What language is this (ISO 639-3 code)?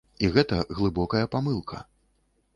bel